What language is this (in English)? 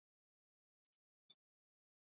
Swahili